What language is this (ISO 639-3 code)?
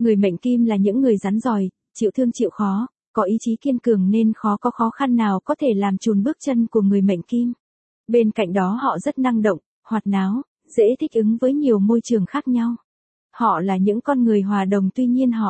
vie